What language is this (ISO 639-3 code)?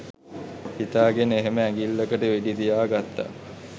sin